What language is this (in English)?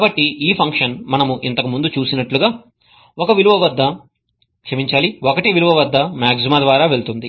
Telugu